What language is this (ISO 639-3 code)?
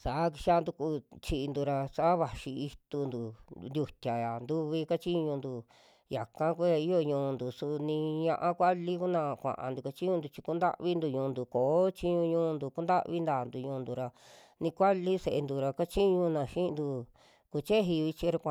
jmx